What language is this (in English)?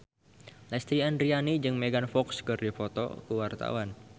Sundanese